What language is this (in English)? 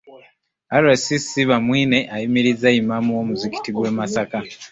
Ganda